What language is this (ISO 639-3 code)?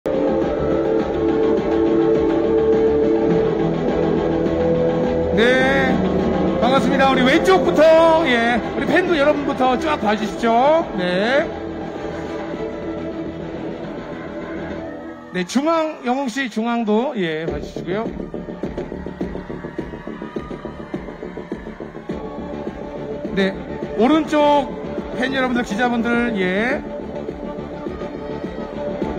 kor